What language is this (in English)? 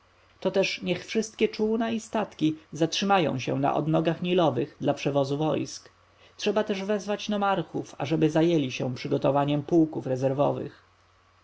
Polish